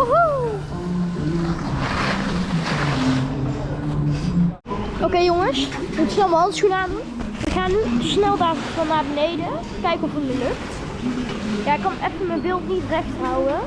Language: Dutch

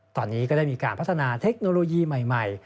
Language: Thai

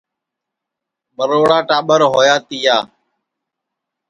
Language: Sansi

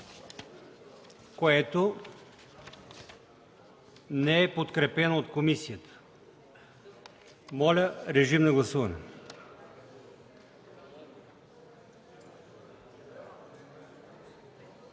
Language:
Bulgarian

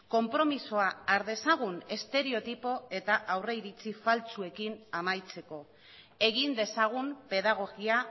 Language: Basque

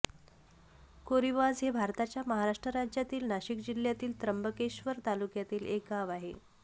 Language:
Marathi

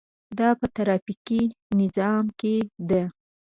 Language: Pashto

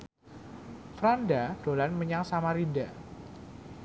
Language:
Javanese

